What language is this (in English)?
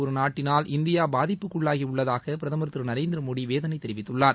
Tamil